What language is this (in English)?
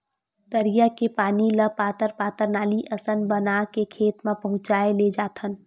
Chhattisgarhi